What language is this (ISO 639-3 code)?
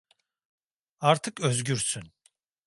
tur